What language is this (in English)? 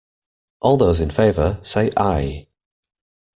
English